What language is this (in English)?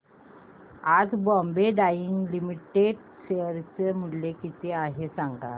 Marathi